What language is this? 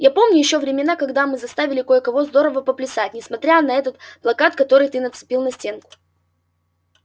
Russian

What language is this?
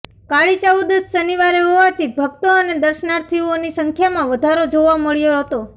Gujarati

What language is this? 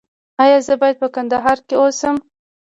Pashto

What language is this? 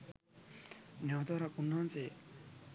Sinhala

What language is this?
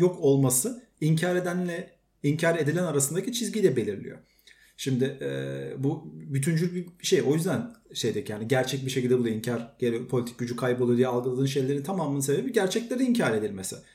Turkish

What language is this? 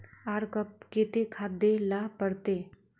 Magahi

